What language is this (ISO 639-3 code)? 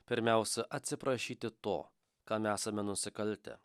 lit